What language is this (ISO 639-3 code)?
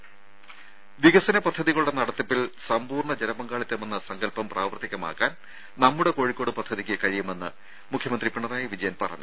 mal